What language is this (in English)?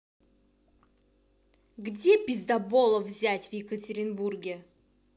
Russian